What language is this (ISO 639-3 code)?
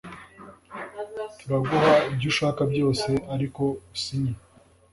kin